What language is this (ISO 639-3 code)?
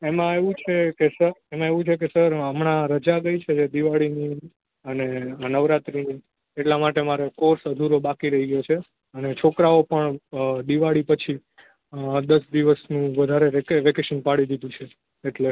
guj